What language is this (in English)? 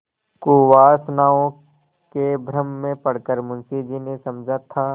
Hindi